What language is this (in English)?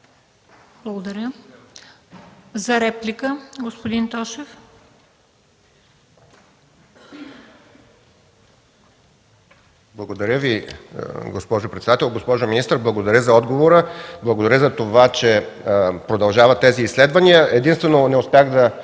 Bulgarian